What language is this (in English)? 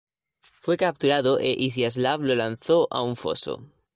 Spanish